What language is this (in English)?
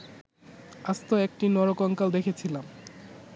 Bangla